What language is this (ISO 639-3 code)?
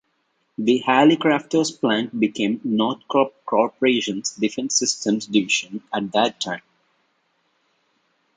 eng